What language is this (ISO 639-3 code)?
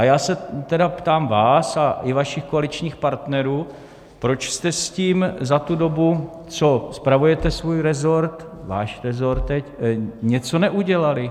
ces